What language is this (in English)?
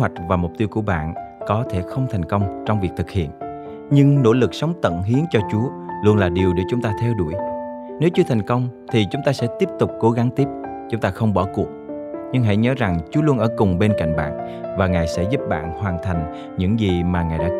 Vietnamese